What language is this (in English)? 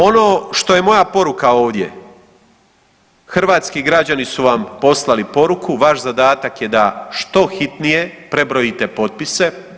Croatian